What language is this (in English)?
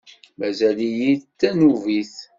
Kabyle